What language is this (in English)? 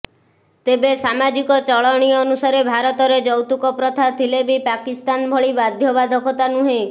Odia